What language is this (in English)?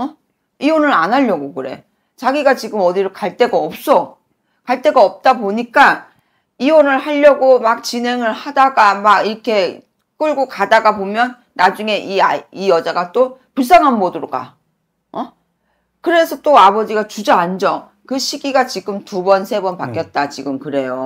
Korean